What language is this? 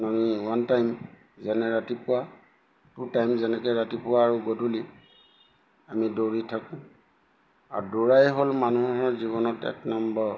Assamese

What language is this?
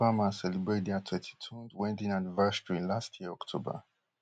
Nigerian Pidgin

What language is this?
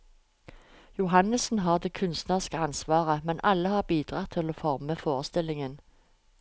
Norwegian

